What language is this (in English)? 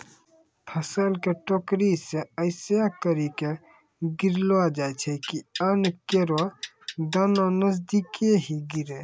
Maithili